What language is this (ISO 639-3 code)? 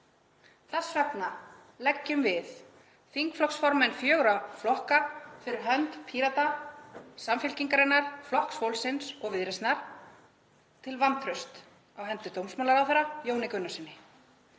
isl